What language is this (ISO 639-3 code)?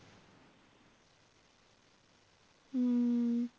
pan